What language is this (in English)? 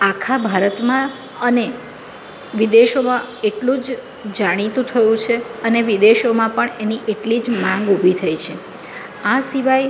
Gujarati